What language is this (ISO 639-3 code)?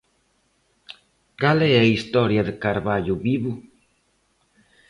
glg